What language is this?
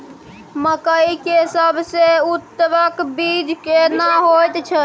Maithili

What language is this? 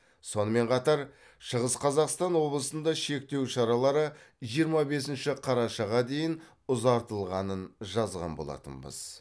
Kazakh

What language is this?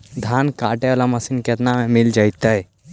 Magahi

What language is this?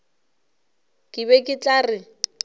Northern Sotho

